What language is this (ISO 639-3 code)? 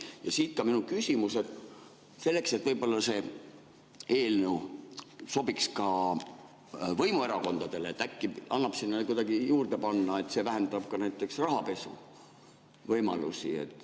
est